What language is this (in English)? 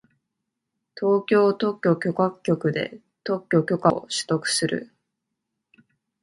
Japanese